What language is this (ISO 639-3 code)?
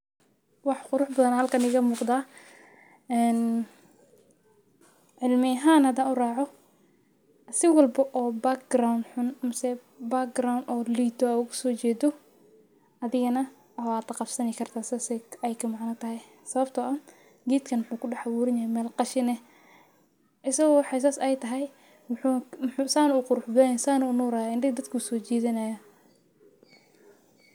som